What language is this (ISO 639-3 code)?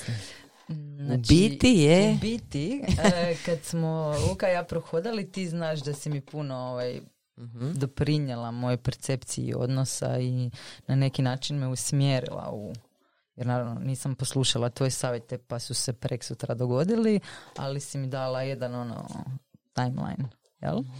hrv